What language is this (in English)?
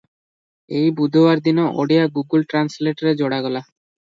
Odia